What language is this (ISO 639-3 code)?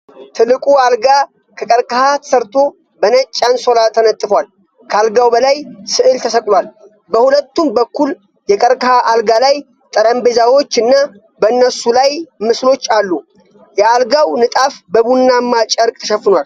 amh